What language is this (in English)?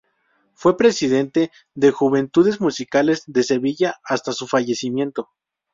Spanish